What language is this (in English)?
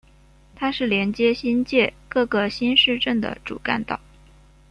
Chinese